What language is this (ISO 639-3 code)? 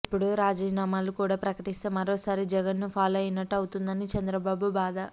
tel